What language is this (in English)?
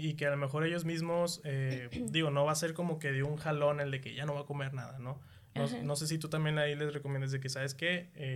Spanish